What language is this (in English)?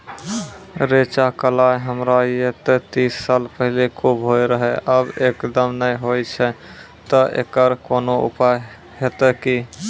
Maithili